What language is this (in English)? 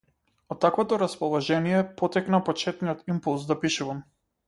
Macedonian